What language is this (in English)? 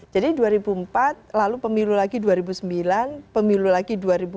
Indonesian